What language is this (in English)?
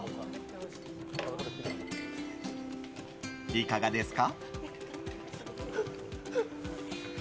Japanese